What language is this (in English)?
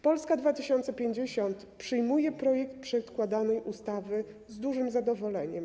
Polish